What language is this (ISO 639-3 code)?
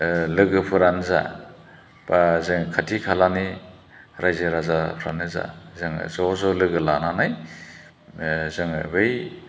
brx